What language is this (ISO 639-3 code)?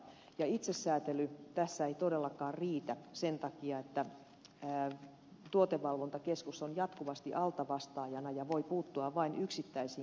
fin